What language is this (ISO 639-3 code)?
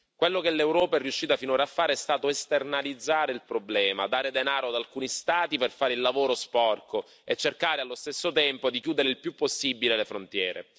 ita